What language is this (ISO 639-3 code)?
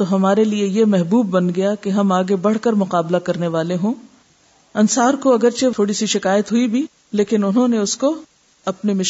urd